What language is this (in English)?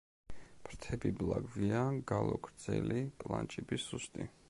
Georgian